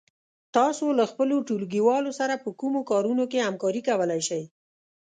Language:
Pashto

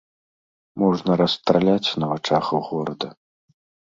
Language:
Belarusian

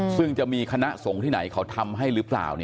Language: Thai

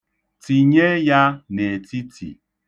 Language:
Igbo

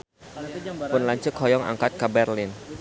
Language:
Sundanese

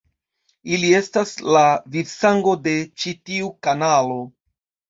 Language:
Esperanto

